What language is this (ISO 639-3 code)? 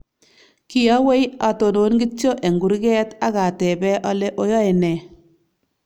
kln